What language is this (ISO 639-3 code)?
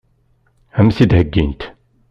kab